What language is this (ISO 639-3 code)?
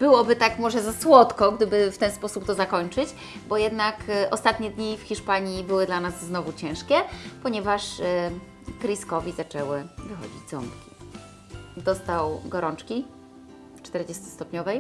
pol